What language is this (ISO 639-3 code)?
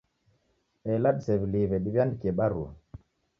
dav